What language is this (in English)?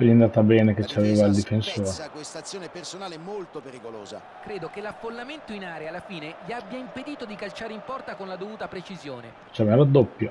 Italian